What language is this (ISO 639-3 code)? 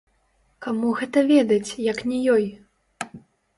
bel